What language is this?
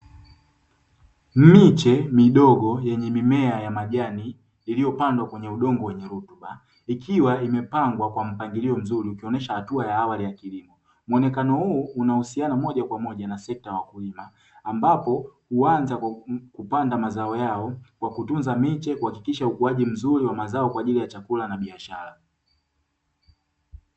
Swahili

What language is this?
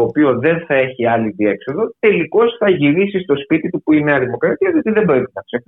Greek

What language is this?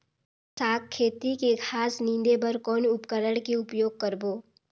Chhattisgarhi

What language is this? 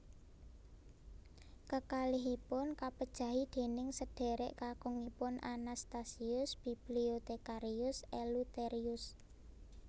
Javanese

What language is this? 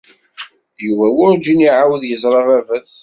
Kabyle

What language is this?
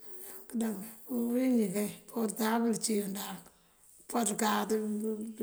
Mandjak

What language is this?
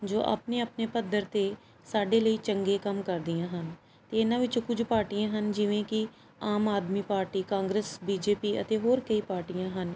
Punjabi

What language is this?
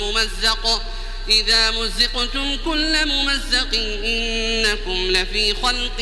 Arabic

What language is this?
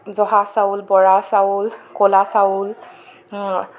Assamese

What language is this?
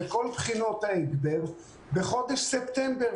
Hebrew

